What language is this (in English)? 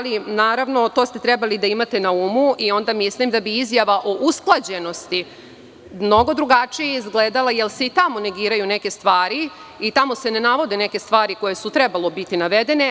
Serbian